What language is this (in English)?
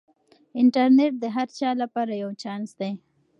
Pashto